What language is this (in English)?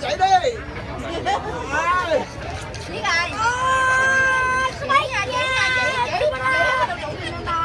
Vietnamese